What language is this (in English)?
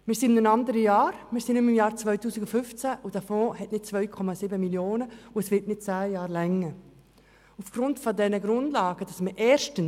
Swiss German